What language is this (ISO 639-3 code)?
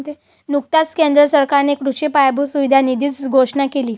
mar